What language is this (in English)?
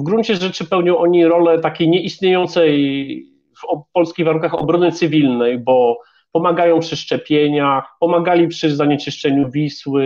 Polish